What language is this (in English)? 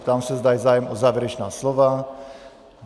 Czech